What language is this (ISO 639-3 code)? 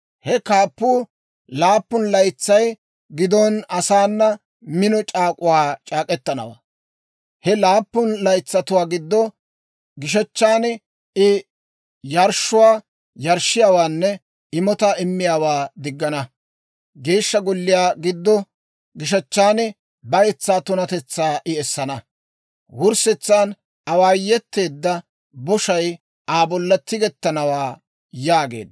dwr